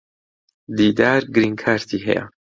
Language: Central Kurdish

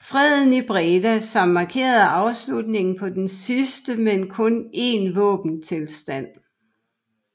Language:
Danish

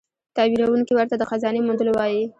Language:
Pashto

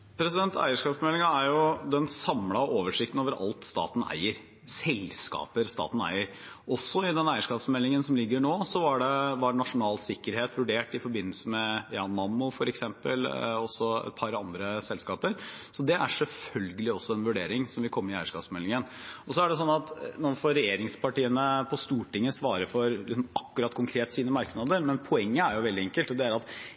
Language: Norwegian Bokmål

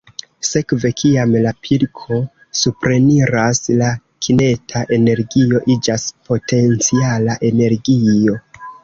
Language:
Esperanto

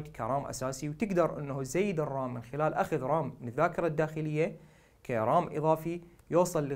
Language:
Arabic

